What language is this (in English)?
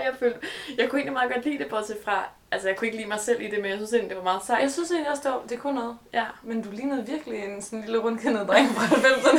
Danish